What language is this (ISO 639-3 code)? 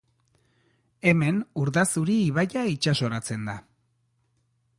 eus